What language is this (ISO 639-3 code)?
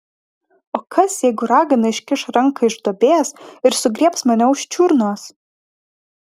lit